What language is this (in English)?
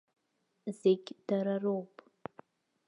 Abkhazian